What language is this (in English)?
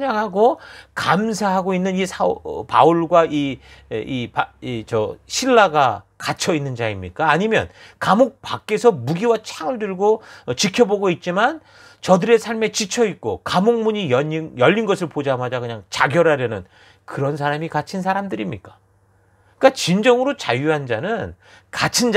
Korean